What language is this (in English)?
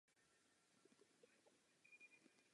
Czech